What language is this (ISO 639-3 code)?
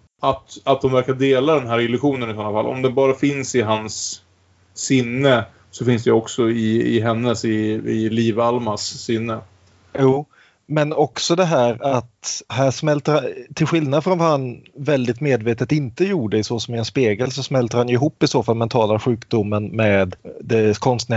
swe